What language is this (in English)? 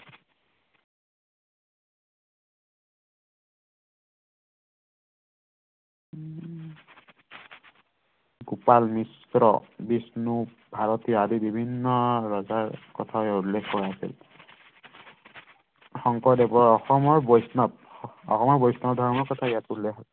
Assamese